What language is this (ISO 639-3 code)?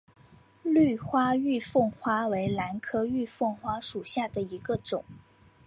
zho